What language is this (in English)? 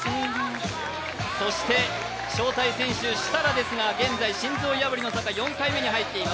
Japanese